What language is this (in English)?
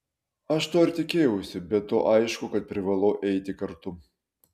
Lithuanian